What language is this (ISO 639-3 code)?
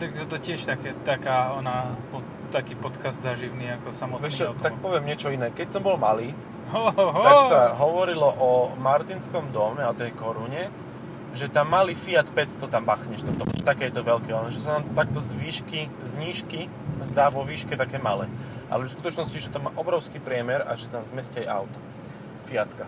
slk